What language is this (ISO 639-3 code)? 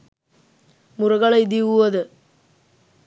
sin